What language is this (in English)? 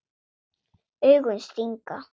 Icelandic